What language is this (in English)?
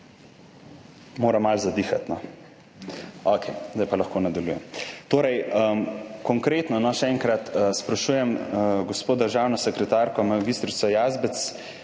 Slovenian